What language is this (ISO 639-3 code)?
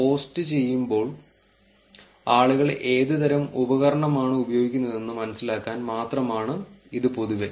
mal